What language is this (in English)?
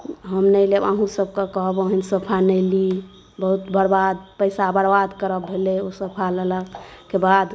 Maithili